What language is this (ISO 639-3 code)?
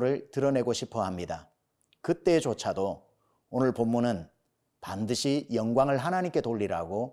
kor